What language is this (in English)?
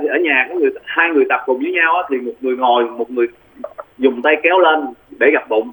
Vietnamese